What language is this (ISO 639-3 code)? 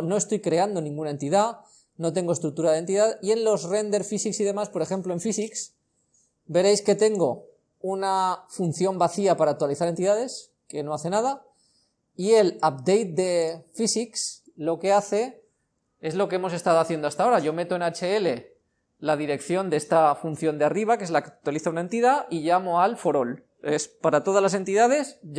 spa